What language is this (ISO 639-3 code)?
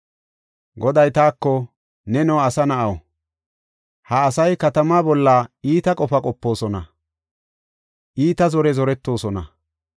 gof